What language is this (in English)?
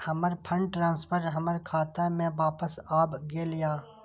Maithili